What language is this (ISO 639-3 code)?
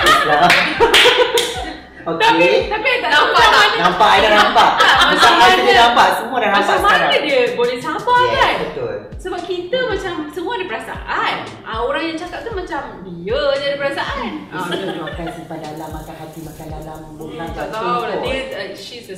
msa